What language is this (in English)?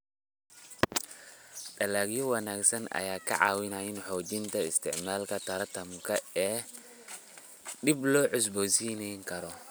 Somali